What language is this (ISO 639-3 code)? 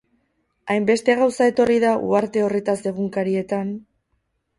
eus